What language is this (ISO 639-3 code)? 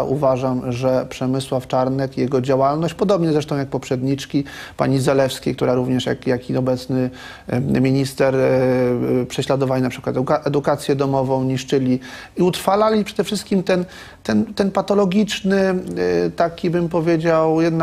pol